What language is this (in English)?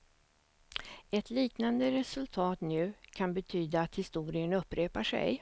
Swedish